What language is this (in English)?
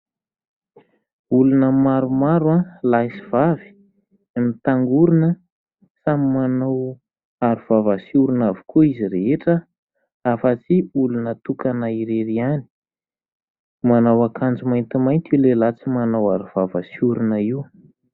Malagasy